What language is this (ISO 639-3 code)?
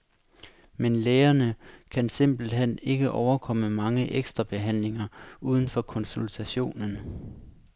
dan